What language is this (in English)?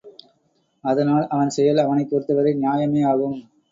Tamil